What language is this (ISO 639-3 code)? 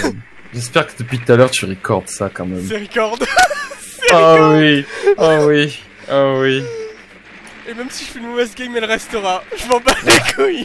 fra